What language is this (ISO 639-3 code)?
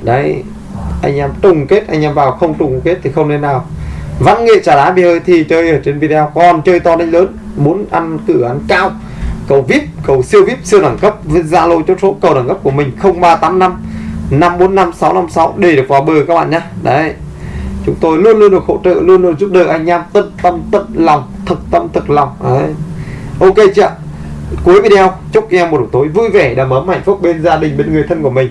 vie